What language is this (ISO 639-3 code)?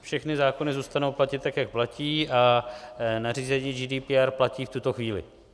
ces